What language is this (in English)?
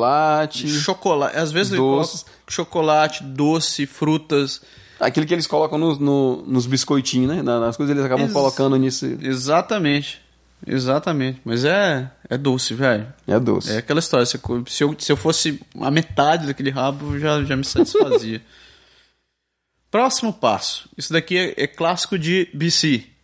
Portuguese